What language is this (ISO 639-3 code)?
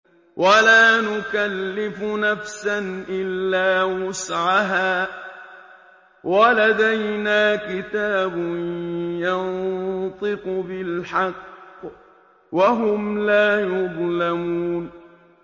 ara